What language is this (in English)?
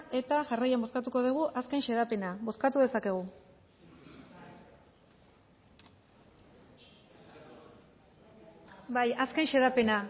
Basque